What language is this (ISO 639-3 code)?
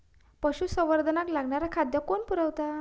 mar